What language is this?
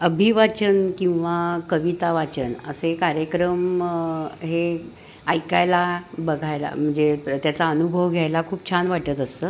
Marathi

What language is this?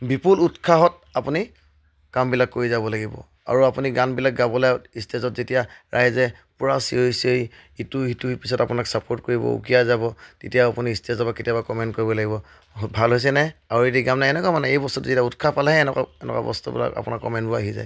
Assamese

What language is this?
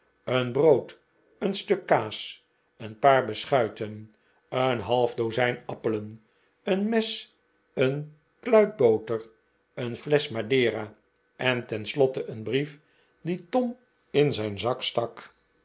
Dutch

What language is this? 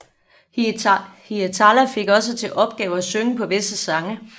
Danish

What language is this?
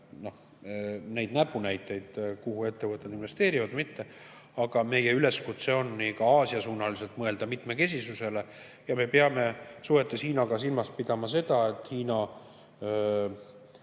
Estonian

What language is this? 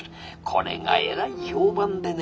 Japanese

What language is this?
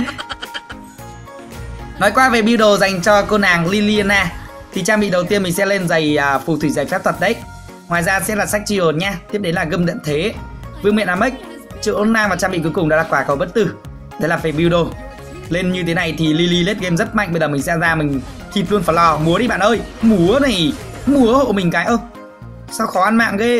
Vietnamese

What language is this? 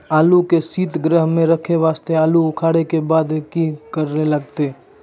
Maithili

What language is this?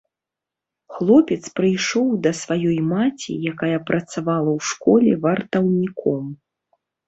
Belarusian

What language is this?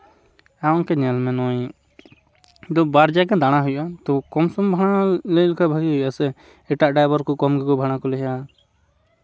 Santali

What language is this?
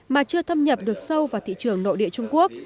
Vietnamese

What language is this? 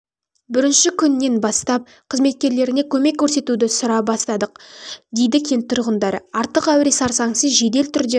Kazakh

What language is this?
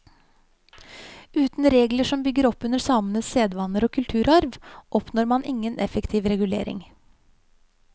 Norwegian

